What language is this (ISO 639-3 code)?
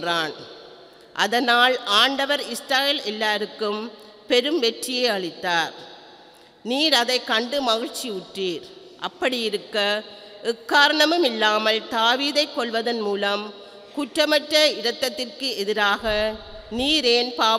ind